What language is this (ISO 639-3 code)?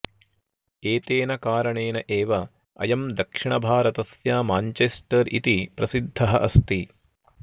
san